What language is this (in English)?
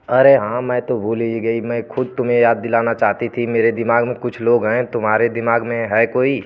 Hindi